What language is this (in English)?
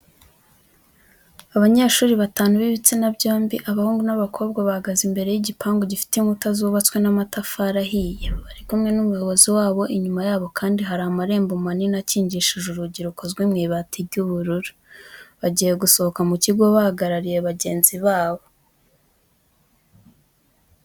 Kinyarwanda